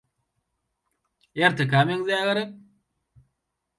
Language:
Turkmen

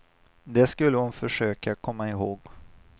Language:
Swedish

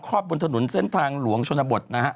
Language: Thai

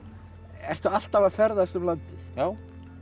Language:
Icelandic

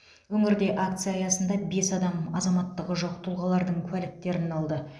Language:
Kazakh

